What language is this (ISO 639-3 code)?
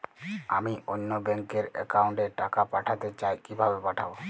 ben